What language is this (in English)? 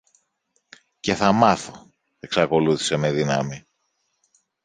Greek